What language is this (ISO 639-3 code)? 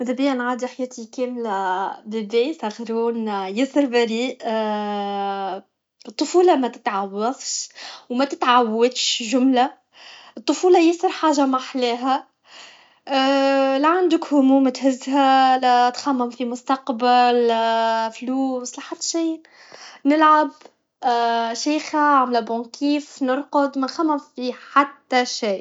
aeb